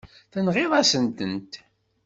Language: Kabyle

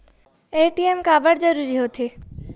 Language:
Chhattisgarhi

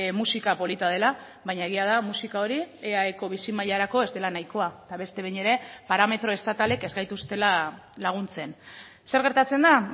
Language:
Basque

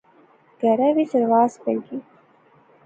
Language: Pahari-Potwari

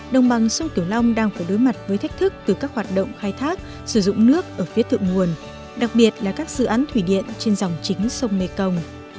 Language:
Vietnamese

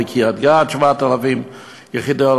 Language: Hebrew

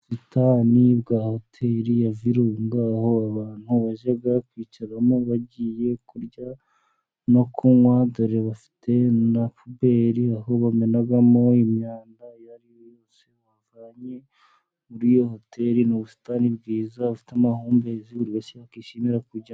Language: Kinyarwanda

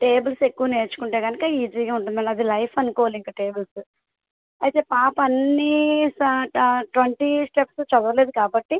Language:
Telugu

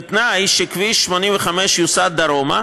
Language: Hebrew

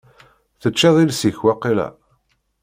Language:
Kabyle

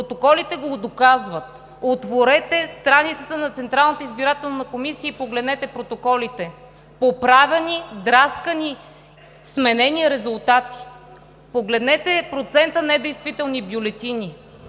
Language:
Bulgarian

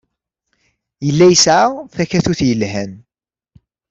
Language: Kabyle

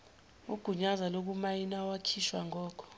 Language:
Zulu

